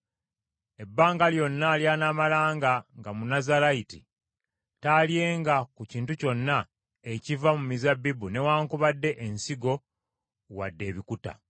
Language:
Ganda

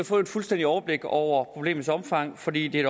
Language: Danish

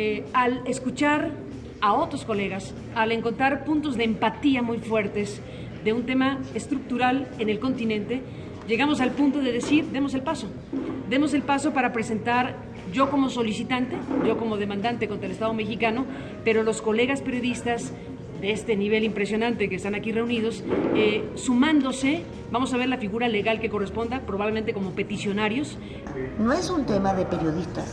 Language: Spanish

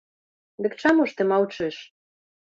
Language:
Belarusian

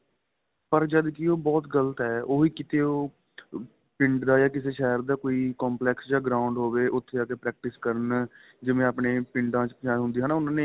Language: Punjabi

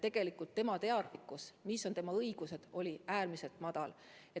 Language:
Estonian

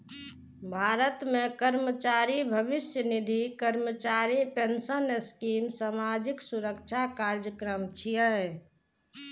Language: Maithili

